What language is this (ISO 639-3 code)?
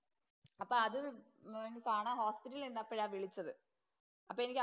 mal